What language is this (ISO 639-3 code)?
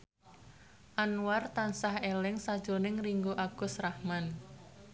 jav